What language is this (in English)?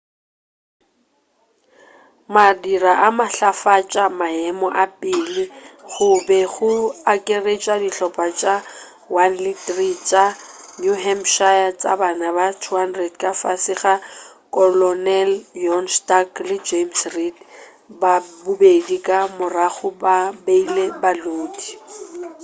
Northern Sotho